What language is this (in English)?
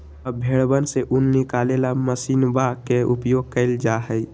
Magahi